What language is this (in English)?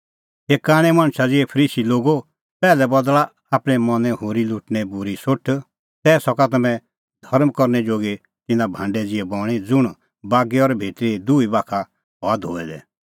Kullu Pahari